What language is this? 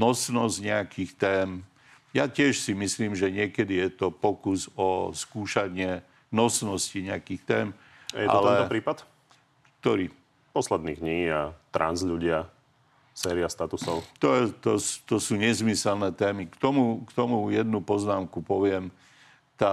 Slovak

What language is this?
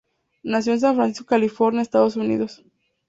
Spanish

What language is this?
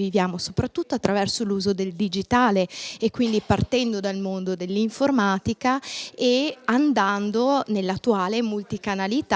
Italian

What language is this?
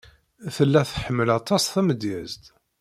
Kabyle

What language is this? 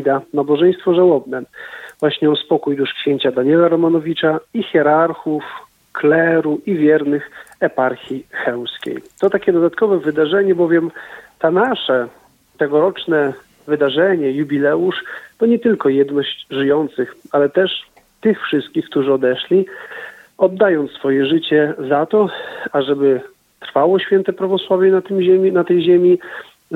Polish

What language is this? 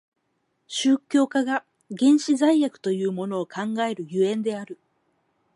Japanese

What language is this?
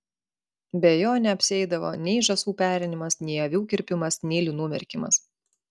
Lithuanian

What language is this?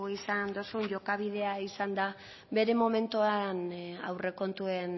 Basque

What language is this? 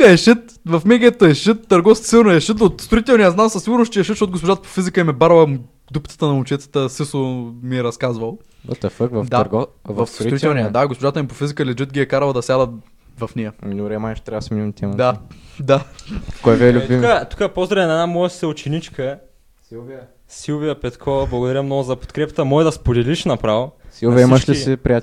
Bulgarian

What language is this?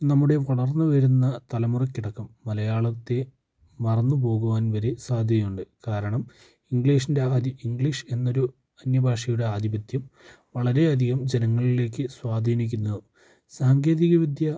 Malayalam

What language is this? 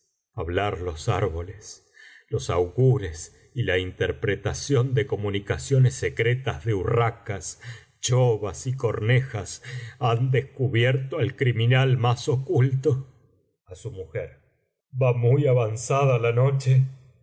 Spanish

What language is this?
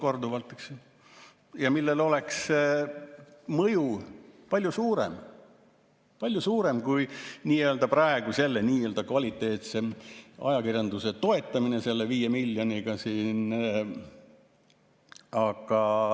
Estonian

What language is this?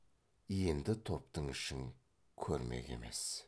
Kazakh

